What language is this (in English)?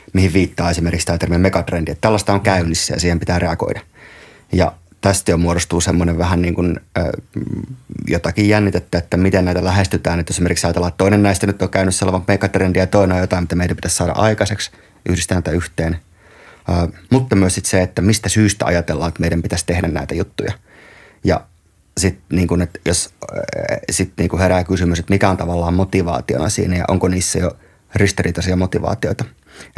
Finnish